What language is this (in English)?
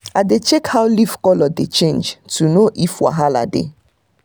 Nigerian Pidgin